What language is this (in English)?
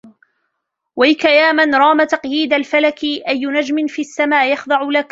Arabic